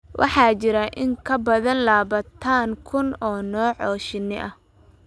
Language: Somali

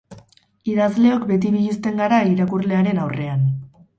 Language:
Basque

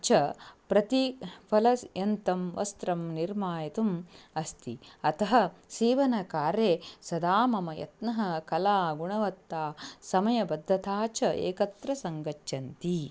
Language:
Sanskrit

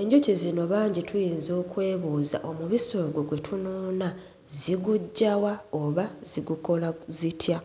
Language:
Ganda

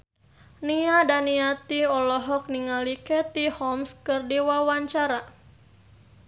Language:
Sundanese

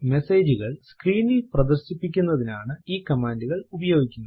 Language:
Malayalam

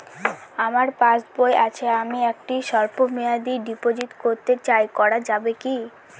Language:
Bangla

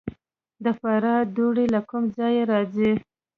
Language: Pashto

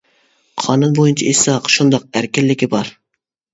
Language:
Uyghur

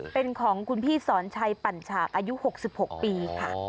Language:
Thai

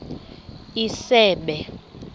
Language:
Xhosa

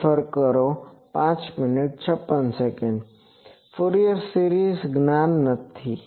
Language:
Gujarati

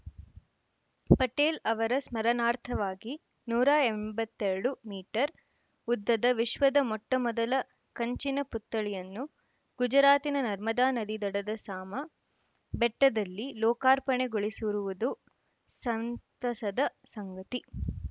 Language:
Kannada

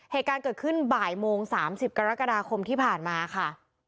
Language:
Thai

